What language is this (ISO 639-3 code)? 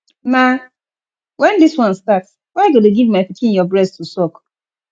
pcm